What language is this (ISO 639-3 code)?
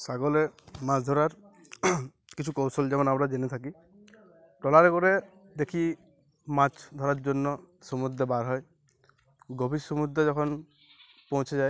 ben